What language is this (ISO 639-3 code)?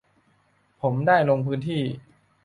tha